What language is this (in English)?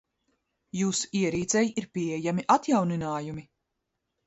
Latvian